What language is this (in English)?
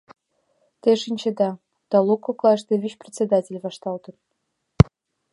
Mari